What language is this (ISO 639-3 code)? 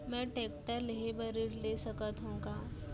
hne